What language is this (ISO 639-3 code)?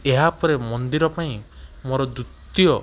ori